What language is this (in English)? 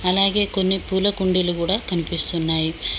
Telugu